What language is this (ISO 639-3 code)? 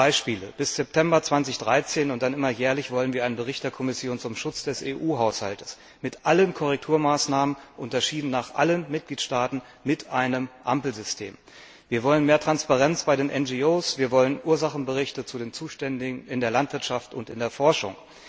deu